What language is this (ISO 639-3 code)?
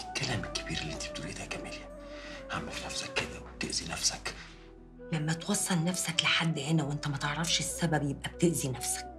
ara